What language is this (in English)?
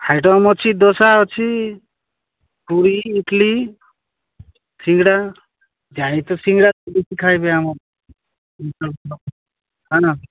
Odia